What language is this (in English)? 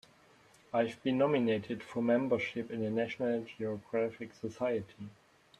English